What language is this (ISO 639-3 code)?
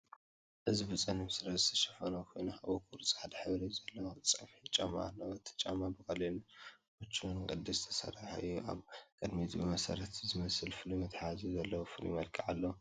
tir